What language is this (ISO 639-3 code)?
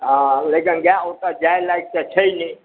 mai